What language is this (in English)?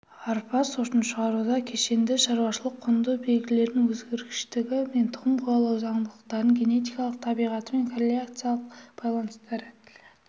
Kazakh